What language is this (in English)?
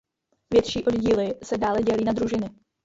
Czech